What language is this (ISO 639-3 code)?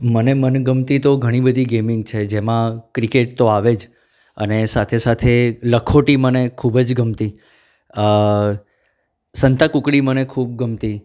guj